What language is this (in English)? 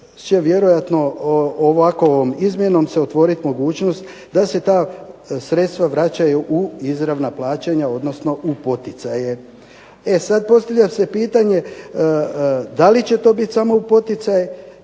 Croatian